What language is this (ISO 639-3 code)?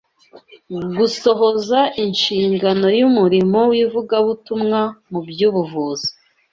kin